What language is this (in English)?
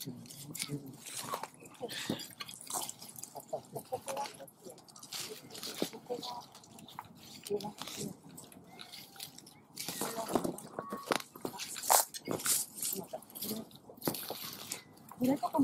Japanese